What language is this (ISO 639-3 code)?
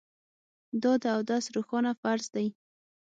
pus